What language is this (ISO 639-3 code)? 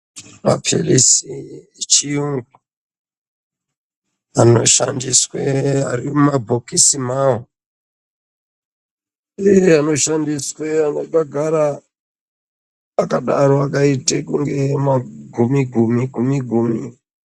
ndc